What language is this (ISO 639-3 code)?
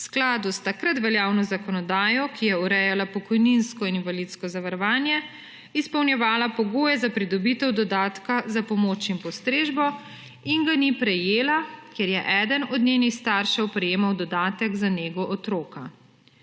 slv